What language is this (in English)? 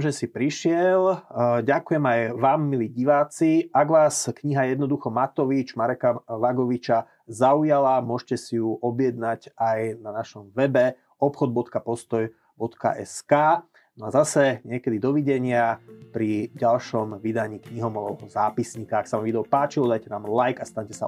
Slovak